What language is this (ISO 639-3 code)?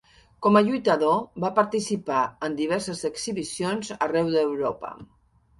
cat